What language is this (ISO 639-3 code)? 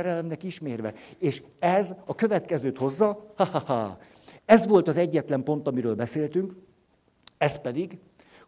hun